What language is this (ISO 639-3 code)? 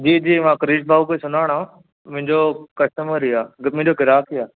snd